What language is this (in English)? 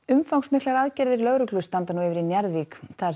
Icelandic